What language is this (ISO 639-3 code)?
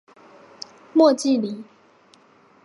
zho